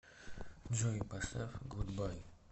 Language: Russian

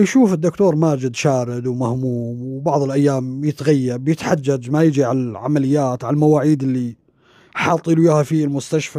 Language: Arabic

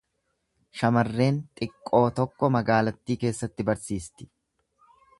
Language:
Oromo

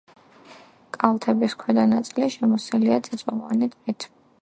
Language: Georgian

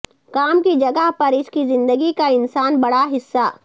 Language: Urdu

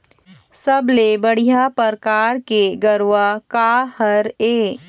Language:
Chhattisgarhi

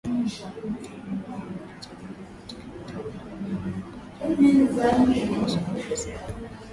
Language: Swahili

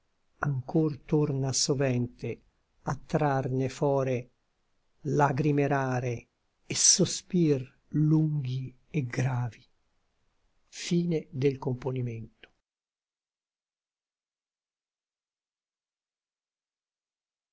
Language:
Italian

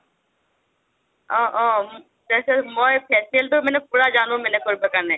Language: Assamese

